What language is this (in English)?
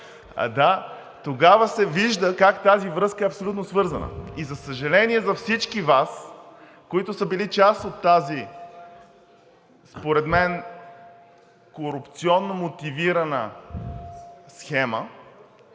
Bulgarian